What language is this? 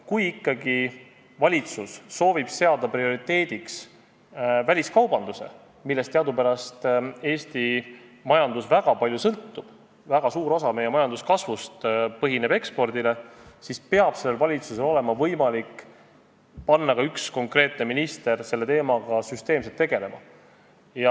Estonian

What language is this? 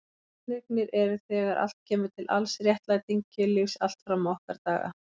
Icelandic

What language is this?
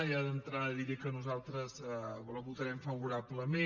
Catalan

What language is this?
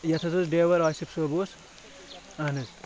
Kashmiri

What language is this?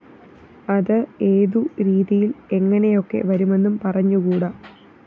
Malayalam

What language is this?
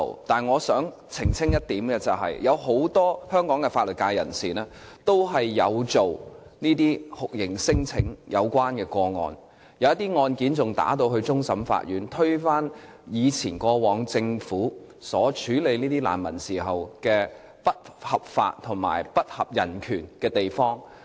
Cantonese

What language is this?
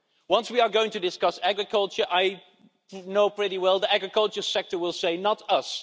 English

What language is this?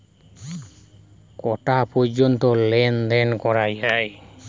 Bangla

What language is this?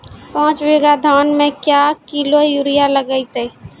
Maithili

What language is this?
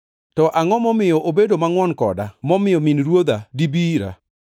Luo (Kenya and Tanzania)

